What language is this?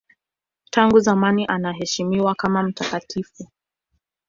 Swahili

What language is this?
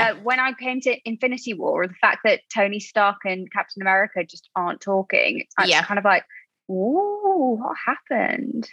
English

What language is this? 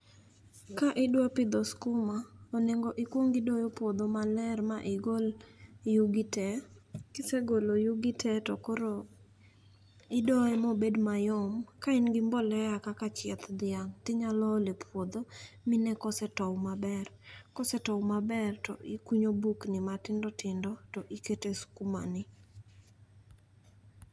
Luo (Kenya and Tanzania)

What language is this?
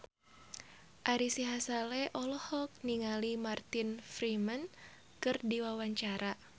Sundanese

